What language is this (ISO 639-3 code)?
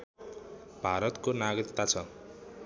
nep